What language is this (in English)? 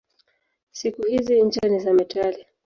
Swahili